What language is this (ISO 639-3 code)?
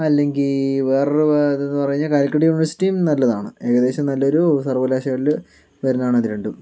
mal